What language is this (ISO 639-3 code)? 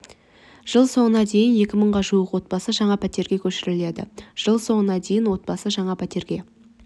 kaz